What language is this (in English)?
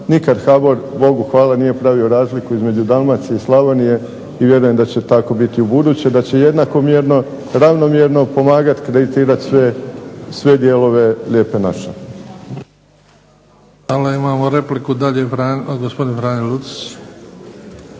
Croatian